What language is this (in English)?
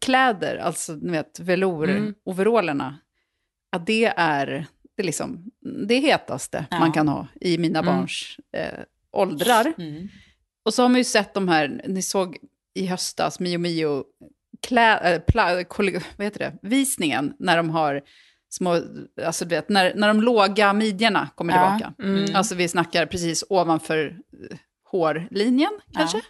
Swedish